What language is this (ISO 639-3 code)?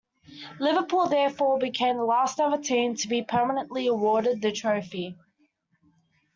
eng